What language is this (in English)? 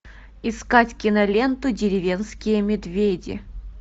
Russian